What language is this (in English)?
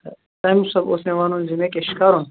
Kashmiri